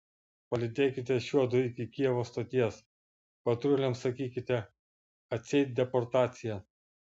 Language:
Lithuanian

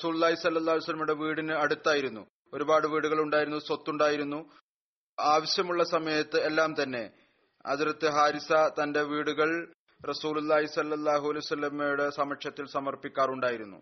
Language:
Malayalam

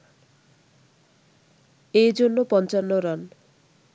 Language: Bangla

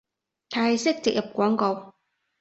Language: Cantonese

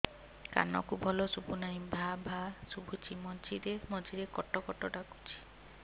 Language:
Odia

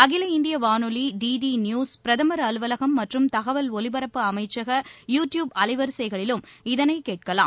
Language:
Tamil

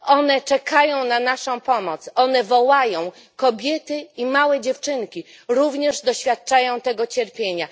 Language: Polish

